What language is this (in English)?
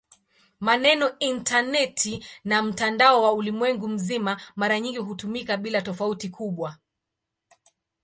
Swahili